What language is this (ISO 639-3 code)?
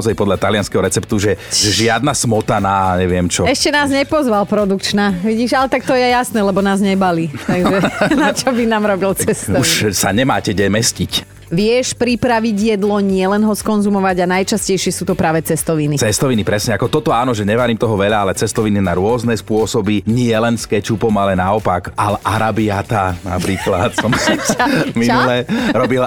slk